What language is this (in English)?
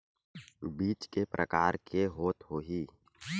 Chhattisgarhi